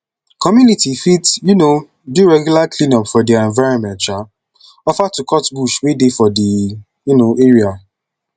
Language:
Nigerian Pidgin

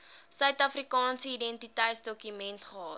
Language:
Afrikaans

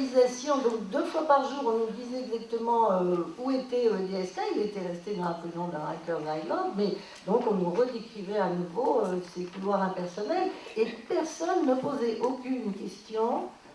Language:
French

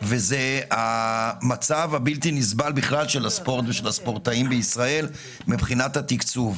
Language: Hebrew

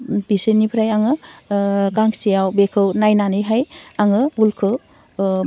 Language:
Bodo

